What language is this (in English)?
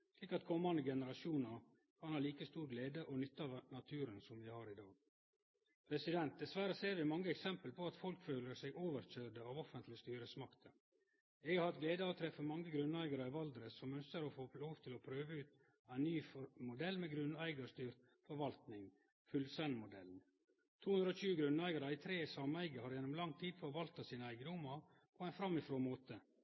Norwegian Nynorsk